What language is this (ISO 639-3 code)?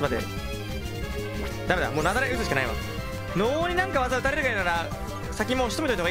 jpn